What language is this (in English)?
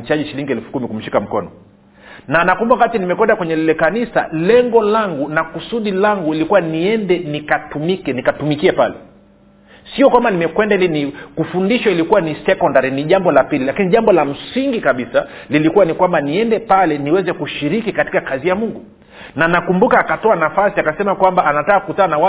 Swahili